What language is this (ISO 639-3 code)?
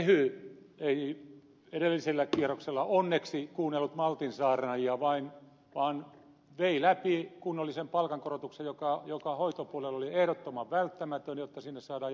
fin